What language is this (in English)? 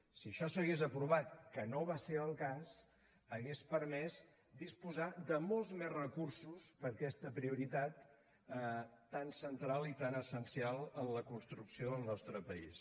Catalan